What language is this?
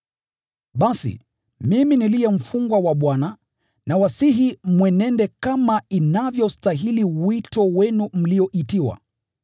Swahili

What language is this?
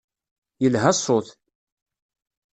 Kabyle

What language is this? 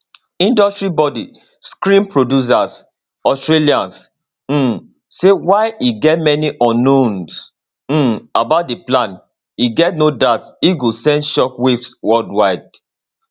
Nigerian Pidgin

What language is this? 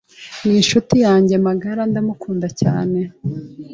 Kinyarwanda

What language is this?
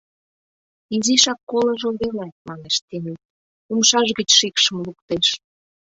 Mari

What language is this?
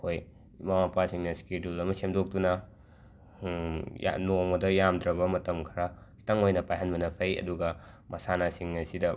Manipuri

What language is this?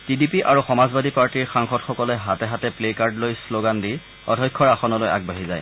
Assamese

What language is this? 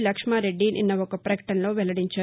Telugu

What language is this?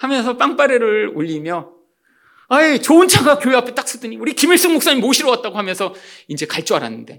Korean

